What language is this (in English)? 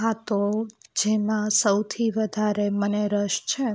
Gujarati